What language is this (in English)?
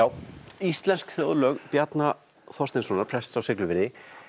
Icelandic